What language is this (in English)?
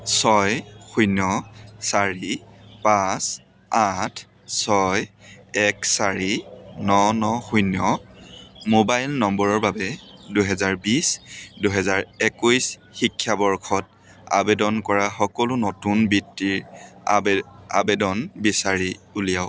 Assamese